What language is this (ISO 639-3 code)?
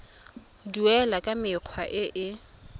tsn